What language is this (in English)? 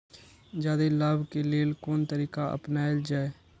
Maithili